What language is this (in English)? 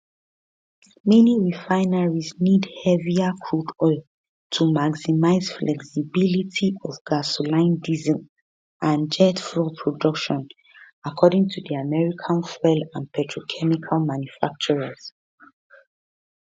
Nigerian Pidgin